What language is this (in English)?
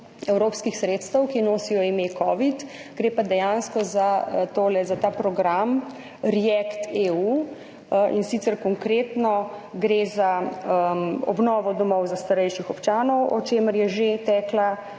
Slovenian